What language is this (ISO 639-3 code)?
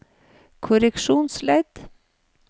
nor